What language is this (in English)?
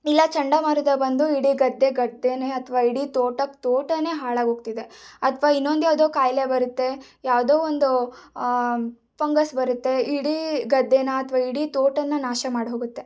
Kannada